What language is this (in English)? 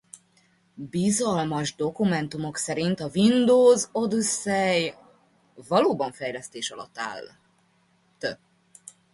Hungarian